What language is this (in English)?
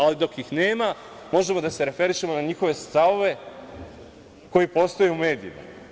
Serbian